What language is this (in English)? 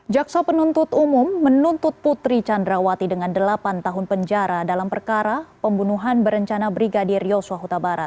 Indonesian